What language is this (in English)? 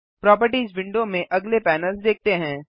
Hindi